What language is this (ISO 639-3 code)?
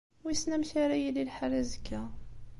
kab